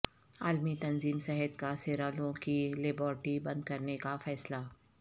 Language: Urdu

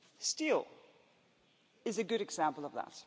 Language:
English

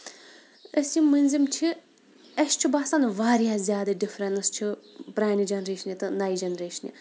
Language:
Kashmiri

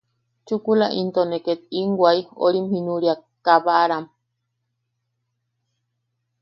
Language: Yaqui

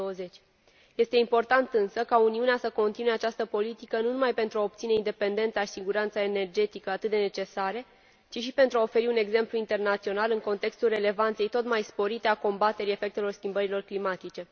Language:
Romanian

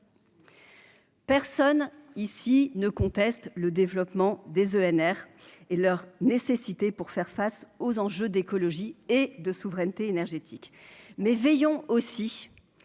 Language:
French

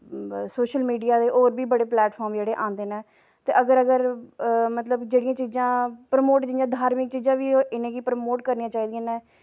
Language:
Dogri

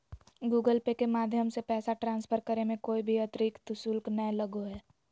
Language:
Magahi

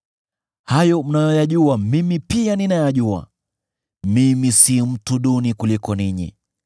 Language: Swahili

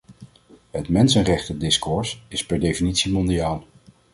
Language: Dutch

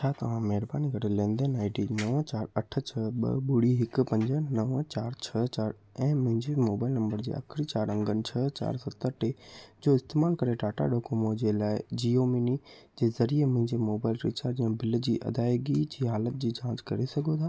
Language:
Sindhi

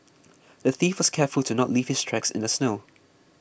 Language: English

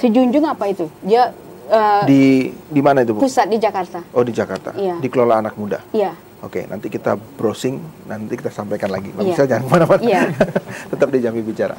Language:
Indonesian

